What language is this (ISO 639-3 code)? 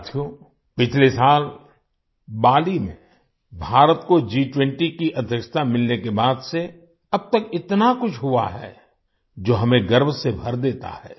hin